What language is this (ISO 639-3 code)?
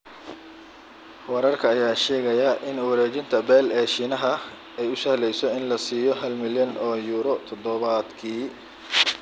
som